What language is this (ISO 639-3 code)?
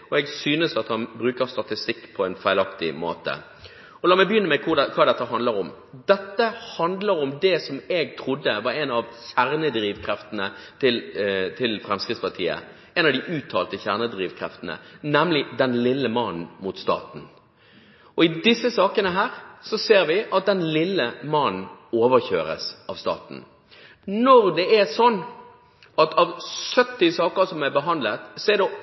nob